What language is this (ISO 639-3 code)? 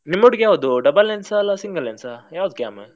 kan